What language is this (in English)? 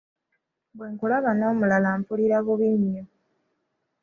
Ganda